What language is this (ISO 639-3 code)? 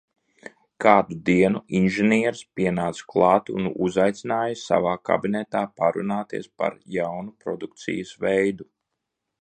lav